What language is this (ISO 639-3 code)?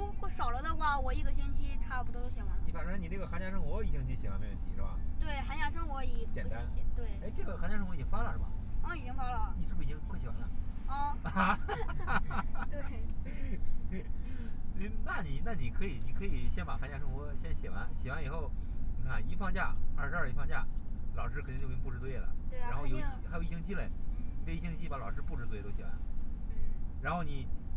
zho